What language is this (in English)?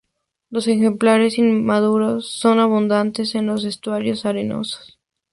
Spanish